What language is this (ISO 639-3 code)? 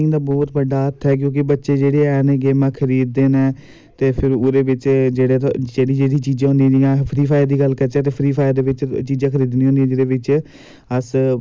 doi